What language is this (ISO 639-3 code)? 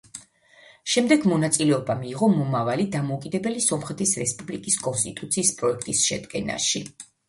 kat